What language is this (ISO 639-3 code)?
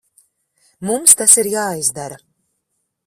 lav